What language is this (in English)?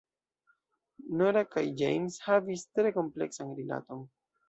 Esperanto